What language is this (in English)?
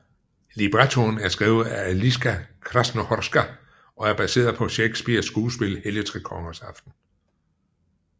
Danish